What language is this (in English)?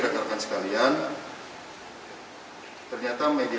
Indonesian